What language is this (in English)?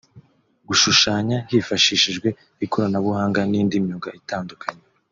Kinyarwanda